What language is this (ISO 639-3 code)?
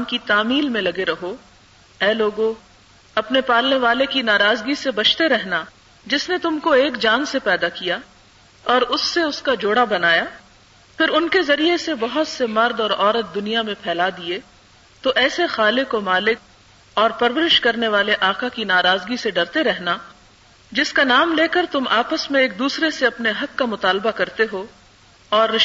urd